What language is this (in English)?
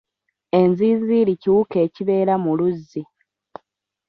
Ganda